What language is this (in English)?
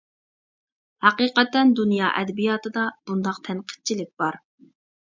Uyghur